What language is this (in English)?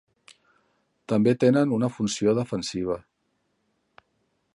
Catalan